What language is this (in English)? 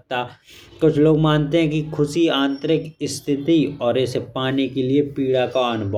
Bundeli